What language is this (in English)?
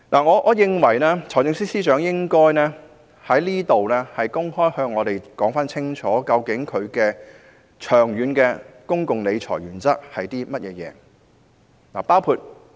Cantonese